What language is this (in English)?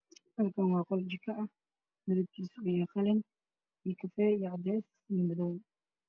Somali